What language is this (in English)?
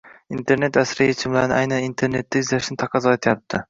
Uzbek